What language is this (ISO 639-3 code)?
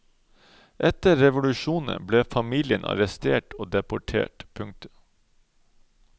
nor